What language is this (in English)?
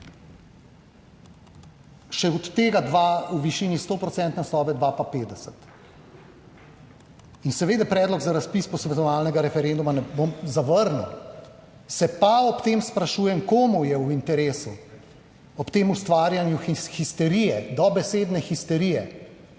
Slovenian